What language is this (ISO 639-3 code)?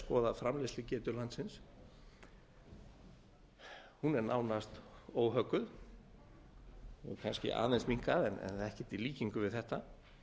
isl